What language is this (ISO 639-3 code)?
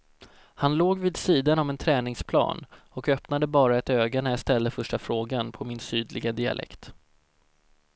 swe